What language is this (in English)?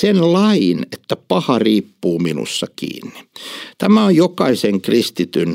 Finnish